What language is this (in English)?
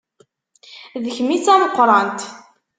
Kabyle